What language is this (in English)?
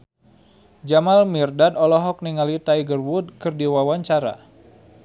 Sundanese